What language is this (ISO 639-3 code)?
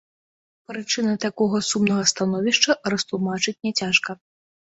bel